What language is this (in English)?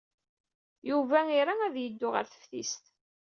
Kabyle